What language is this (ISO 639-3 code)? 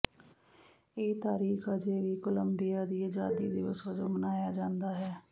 pan